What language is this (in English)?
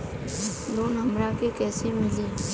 Bhojpuri